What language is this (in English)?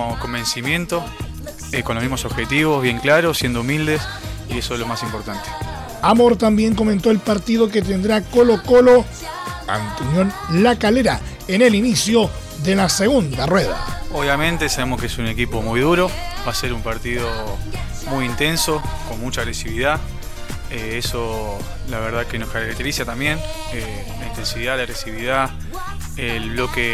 Spanish